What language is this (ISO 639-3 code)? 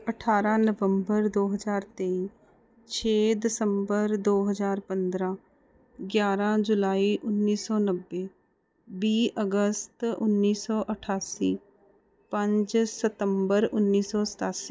pan